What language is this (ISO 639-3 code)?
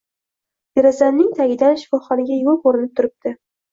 uzb